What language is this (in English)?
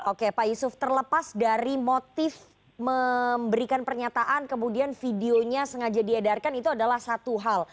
Indonesian